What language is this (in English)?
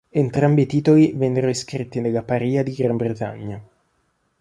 Italian